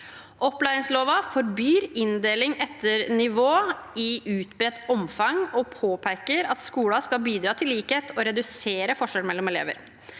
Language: Norwegian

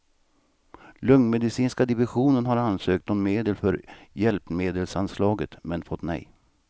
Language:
Swedish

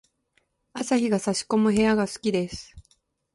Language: Japanese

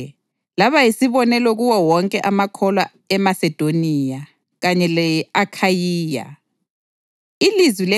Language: North Ndebele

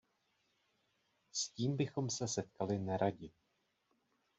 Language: Czech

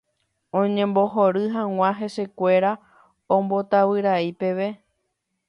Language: Guarani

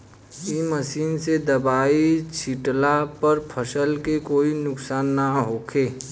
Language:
Bhojpuri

